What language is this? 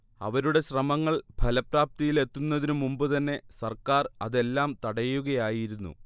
Malayalam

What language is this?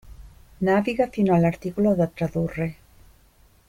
Italian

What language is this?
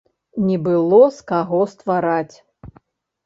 Belarusian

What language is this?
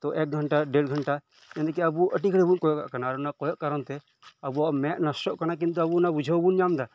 Santali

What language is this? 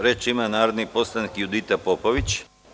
Serbian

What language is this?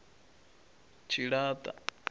Venda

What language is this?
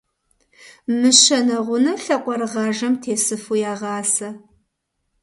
Kabardian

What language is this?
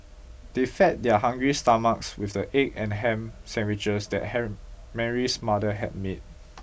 English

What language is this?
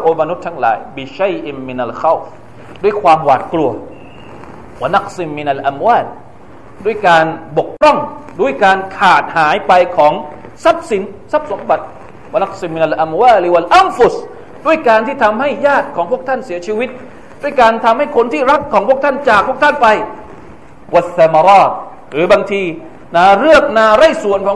Thai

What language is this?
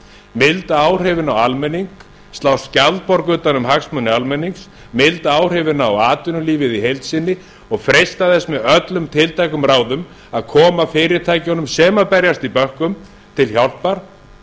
Icelandic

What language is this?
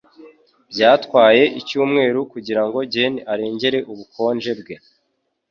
Kinyarwanda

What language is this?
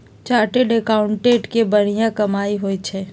Magahi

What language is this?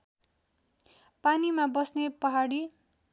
Nepali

